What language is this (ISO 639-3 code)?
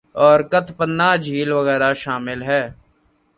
urd